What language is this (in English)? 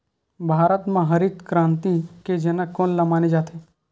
Chhattisgarhi